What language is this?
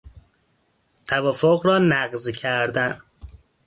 Persian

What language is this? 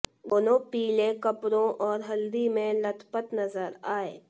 Hindi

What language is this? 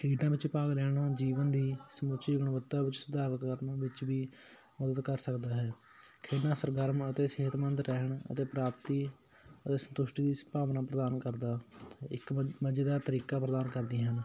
Punjabi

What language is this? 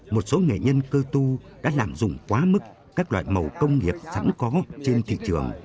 Vietnamese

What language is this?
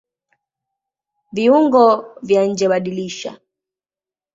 Swahili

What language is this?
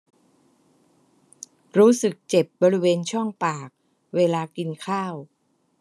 Thai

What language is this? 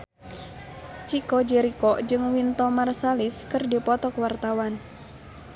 Sundanese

